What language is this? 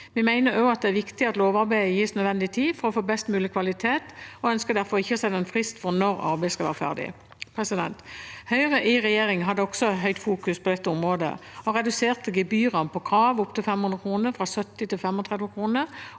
Norwegian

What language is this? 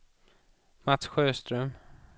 Swedish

